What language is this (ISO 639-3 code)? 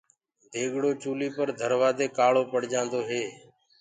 ggg